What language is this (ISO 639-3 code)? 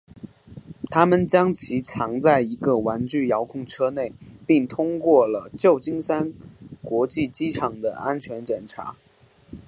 zho